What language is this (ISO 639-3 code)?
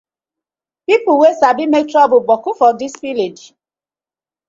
pcm